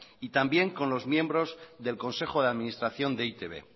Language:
Spanish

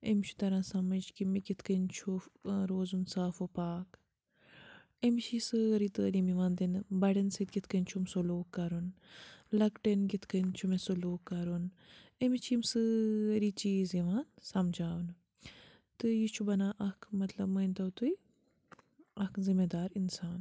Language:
Kashmiri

